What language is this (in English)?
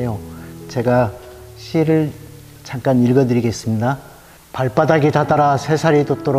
Korean